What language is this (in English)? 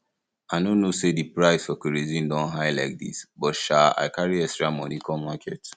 Nigerian Pidgin